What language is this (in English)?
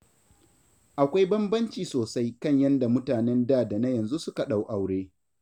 Hausa